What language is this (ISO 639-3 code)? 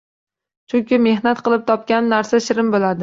uzb